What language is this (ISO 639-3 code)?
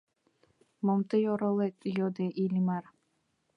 chm